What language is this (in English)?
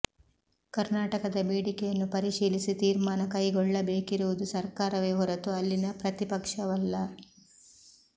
Kannada